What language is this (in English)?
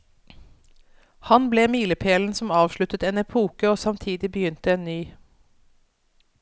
Norwegian